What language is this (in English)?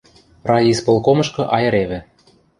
Western Mari